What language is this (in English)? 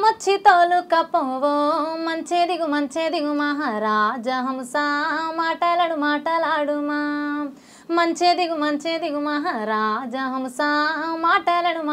Telugu